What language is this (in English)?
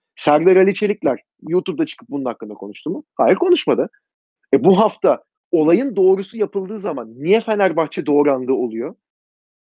Turkish